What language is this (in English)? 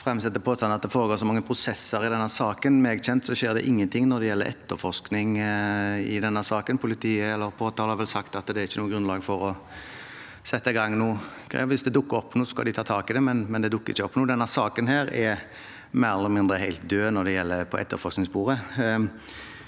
Norwegian